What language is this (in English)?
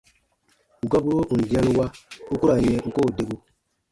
Baatonum